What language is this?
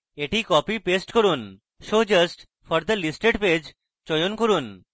Bangla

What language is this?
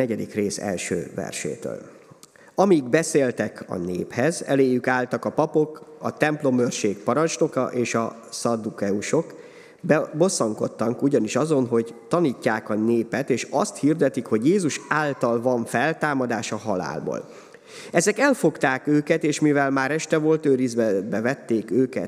Hungarian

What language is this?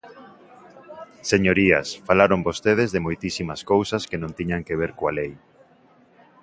Galician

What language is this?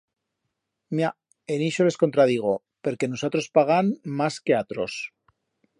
Aragonese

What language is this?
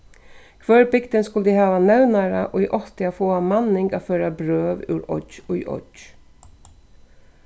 Faroese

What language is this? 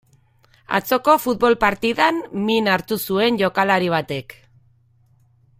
Basque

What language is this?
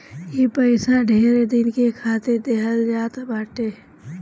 Bhojpuri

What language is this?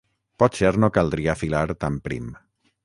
Catalan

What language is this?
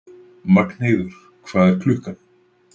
Icelandic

